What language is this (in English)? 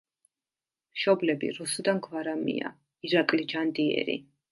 Georgian